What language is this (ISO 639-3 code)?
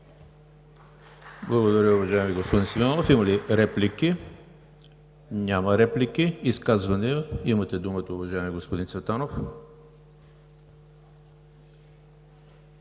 bul